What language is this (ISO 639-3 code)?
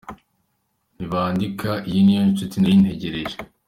kin